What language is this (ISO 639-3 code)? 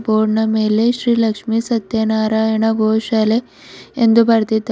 kan